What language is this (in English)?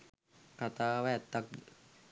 Sinhala